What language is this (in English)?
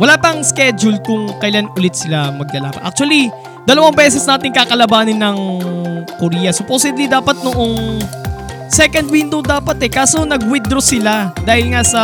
Filipino